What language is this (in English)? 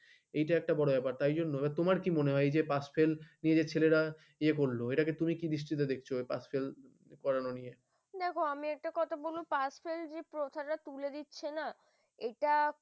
Bangla